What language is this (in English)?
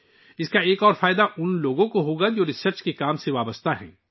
Urdu